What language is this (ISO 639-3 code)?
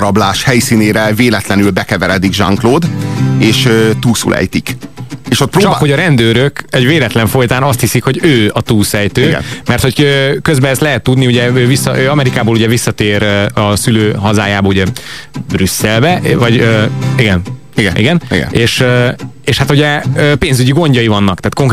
hun